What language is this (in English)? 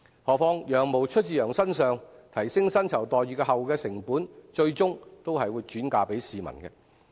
Cantonese